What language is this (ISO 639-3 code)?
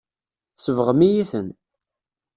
kab